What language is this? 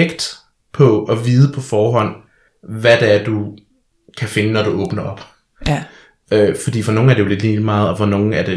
Danish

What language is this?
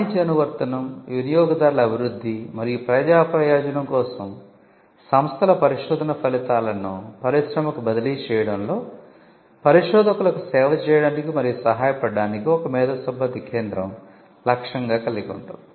Telugu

